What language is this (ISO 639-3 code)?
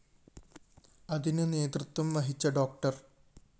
mal